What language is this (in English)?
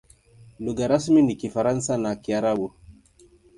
Swahili